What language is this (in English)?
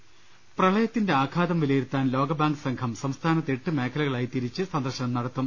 Malayalam